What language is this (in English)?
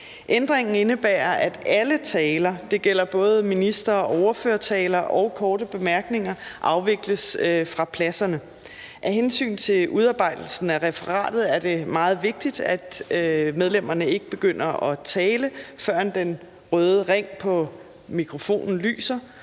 Danish